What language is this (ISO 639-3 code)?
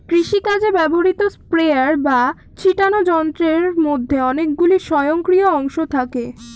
ben